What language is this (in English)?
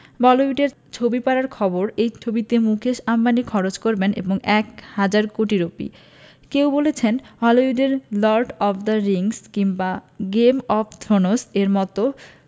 Bangla